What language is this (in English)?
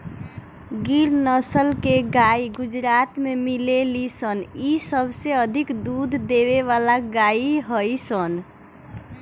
Bhojpuri